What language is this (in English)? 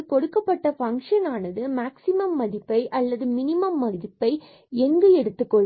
Tamil